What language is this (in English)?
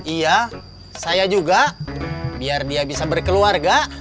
Indonesian